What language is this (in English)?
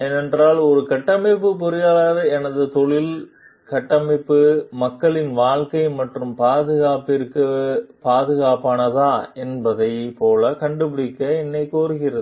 Tamil